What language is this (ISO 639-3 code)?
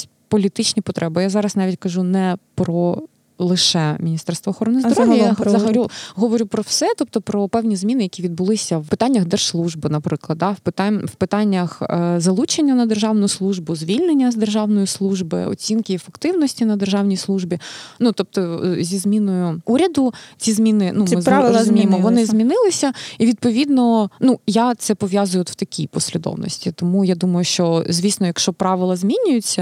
ukr